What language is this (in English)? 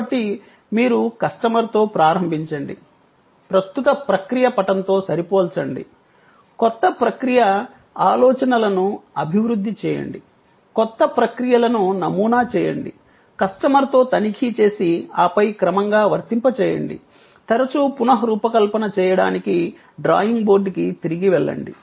Telugu